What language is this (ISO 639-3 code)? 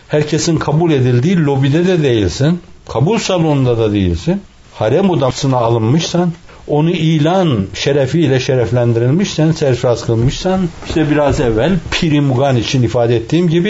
tur